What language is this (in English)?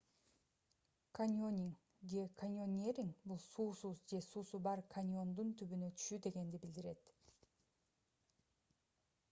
Kyrgyz